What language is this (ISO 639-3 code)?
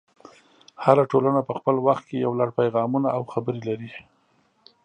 pus